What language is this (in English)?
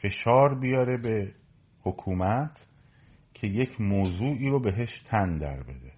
Persian